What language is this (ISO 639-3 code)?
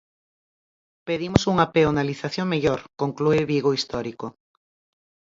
glg